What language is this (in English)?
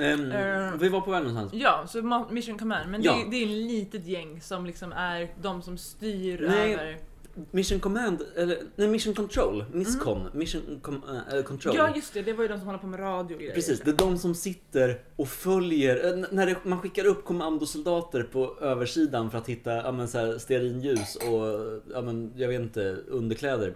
Swedish